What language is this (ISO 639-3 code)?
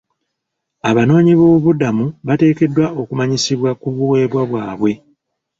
lug